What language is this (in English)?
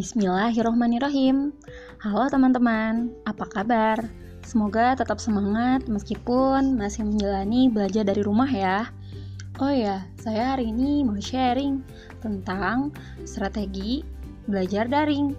Indonesian